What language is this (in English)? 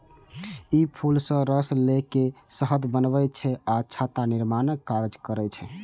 Maithili